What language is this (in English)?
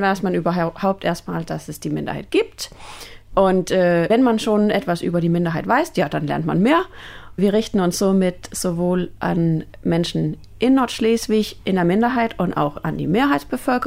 German